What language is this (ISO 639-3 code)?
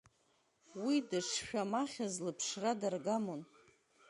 abk